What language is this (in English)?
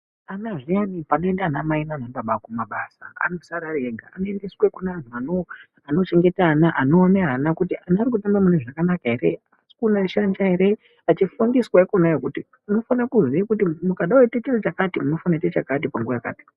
Ndau